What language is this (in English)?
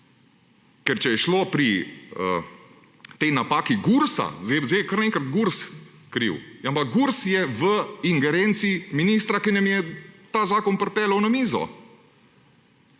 Slovenian